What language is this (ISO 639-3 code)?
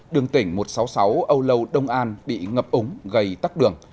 vie